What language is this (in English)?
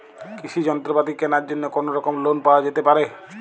Bangla